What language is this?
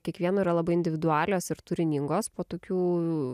Lithuanian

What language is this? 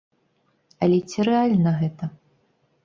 Belarusian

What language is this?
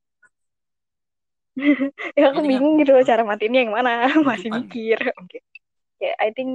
Indonesian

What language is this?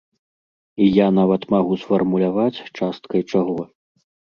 Belarusian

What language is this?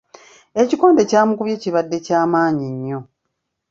Ganda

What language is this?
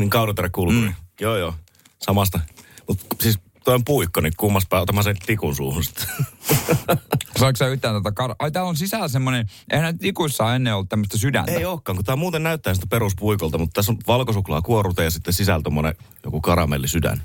Finnish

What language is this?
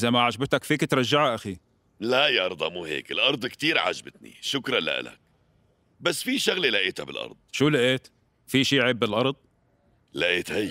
Arabic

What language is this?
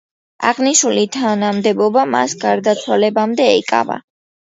Georgian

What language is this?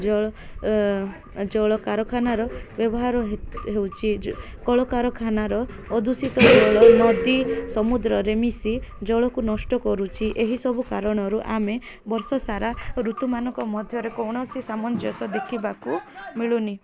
Odia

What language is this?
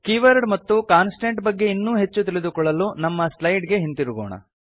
Kannada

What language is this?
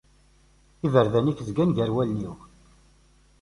Kabyle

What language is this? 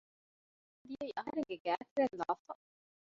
Divehi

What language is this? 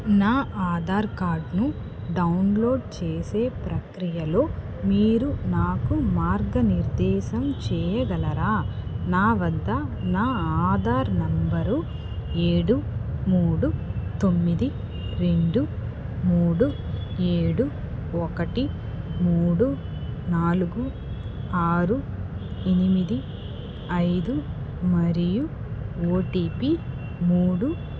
Telugu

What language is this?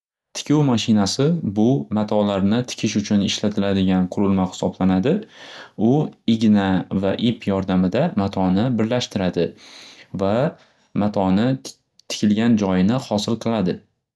Uzbek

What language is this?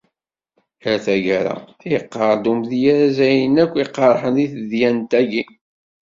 Kabyle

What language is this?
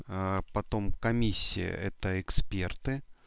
Russian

